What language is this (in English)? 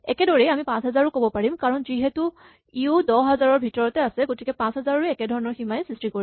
Assamese